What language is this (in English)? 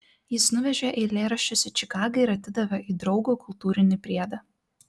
Lithuanian